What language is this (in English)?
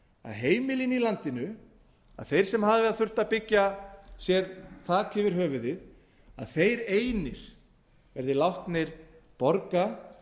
Icelandic